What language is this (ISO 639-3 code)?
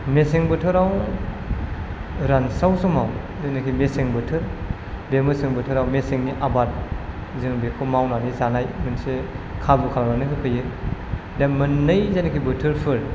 brx